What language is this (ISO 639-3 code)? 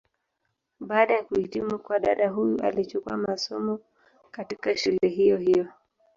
swa